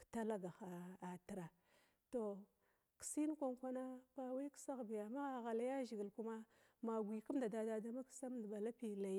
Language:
Glavda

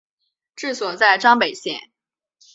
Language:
Chinese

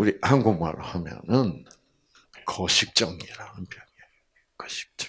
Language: Korean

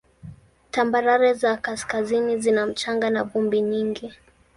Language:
Swahili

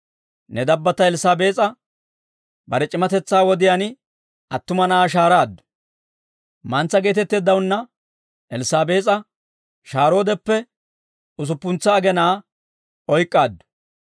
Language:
Dawro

